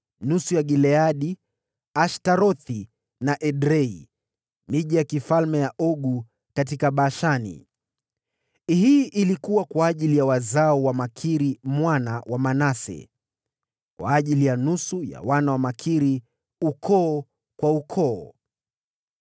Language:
Swahili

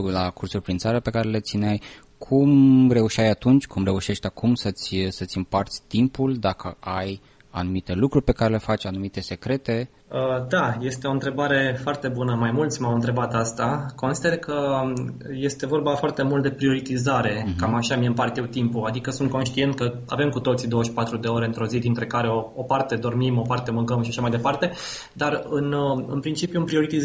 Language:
Romanian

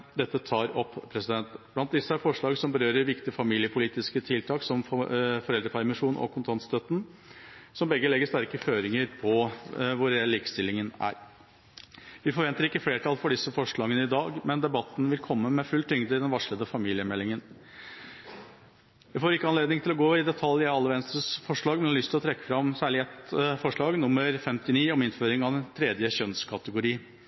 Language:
Norwegian Bokmål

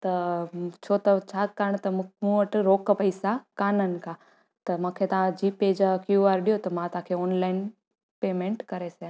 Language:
Sindhi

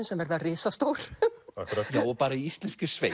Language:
Icelandic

